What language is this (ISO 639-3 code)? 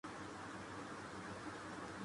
urd